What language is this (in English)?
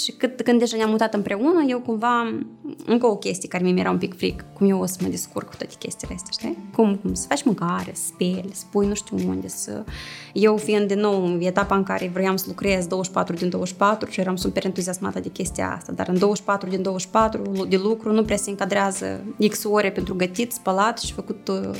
Romanian